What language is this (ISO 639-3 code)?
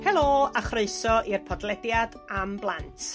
cym